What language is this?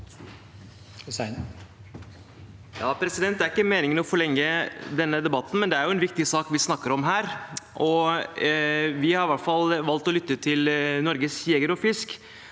Norwegian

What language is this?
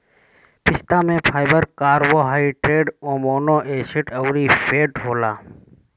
Bhojpuri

